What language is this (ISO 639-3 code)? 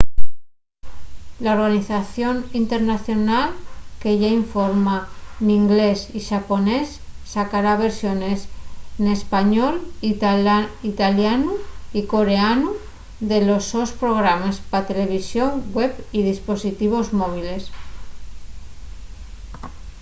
ast